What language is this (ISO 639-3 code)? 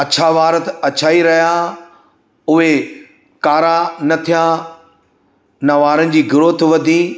snd